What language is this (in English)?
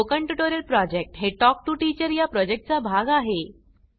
Marathi